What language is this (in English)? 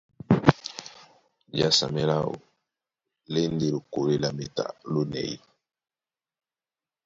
Duala